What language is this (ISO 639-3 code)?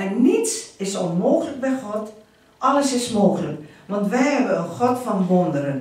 nld